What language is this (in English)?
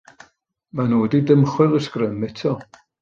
Welsh